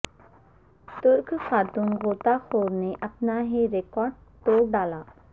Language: Urdu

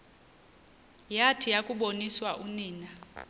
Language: Xhosa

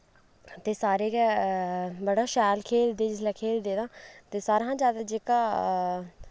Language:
Dogri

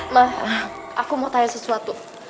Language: Indonesian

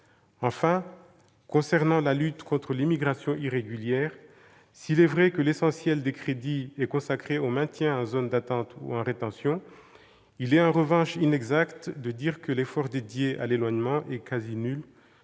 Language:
French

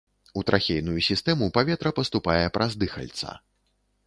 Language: Belarusian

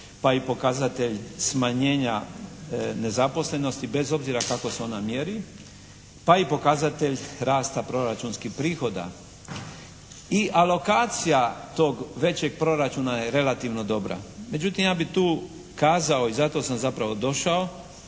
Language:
Croatian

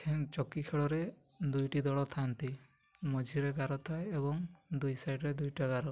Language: Odia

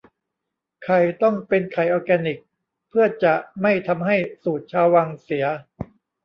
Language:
Thai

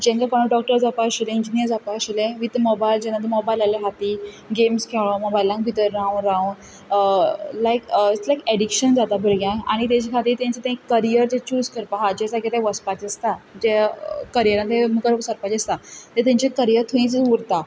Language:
Konkani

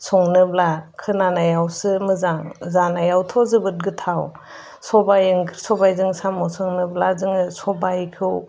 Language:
Bodo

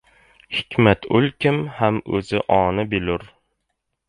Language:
Uzbek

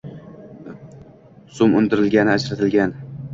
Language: Uzbek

